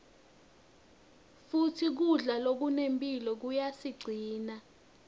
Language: Swati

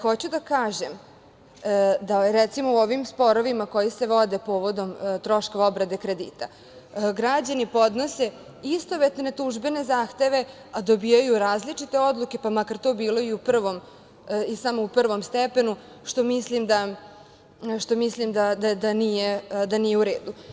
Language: Serbian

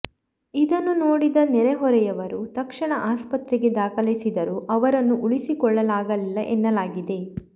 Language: Kannada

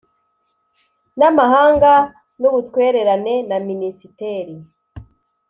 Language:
Kinyarwanda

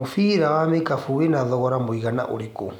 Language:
Kikuyu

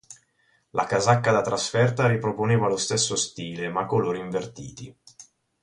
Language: Italian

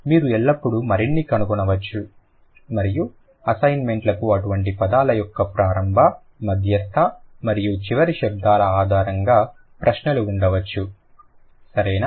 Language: Telugu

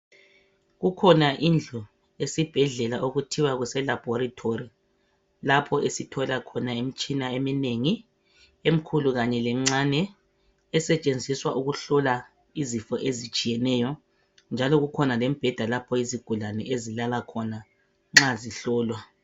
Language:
North Ndebele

